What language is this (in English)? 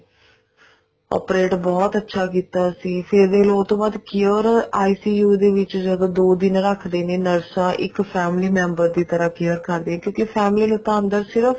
Punjabi